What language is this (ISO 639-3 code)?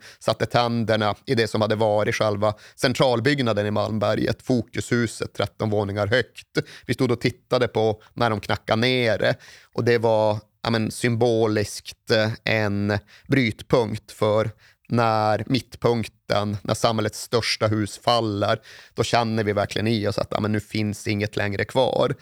swe